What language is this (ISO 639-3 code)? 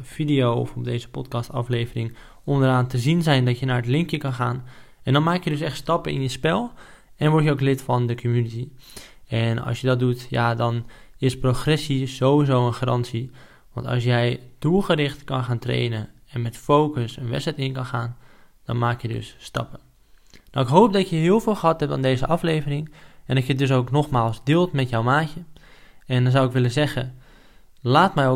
nld